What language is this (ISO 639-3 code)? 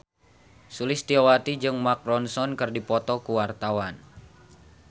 sun